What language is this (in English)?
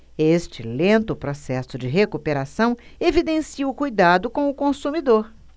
Portuguese